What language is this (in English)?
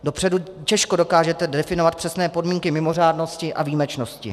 Czech